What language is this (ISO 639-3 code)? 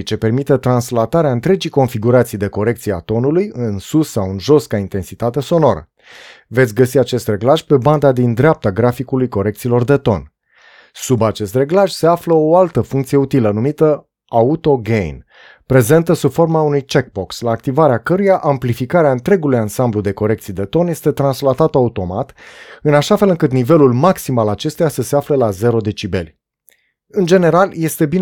ron